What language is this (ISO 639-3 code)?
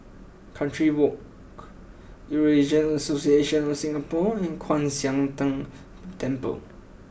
eng